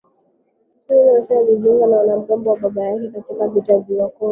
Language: Swahili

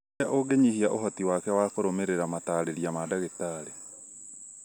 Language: Kikuyu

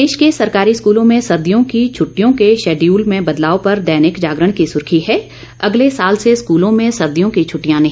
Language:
Hindi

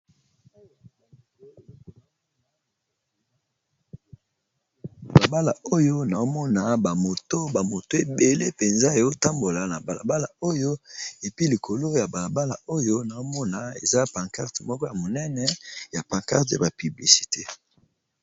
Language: Lingala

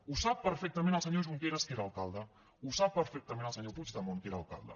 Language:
Catalan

